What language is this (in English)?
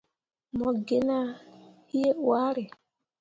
Mundang